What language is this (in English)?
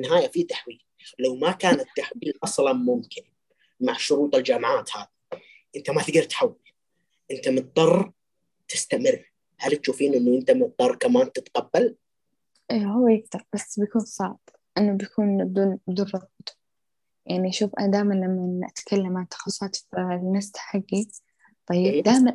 Arabic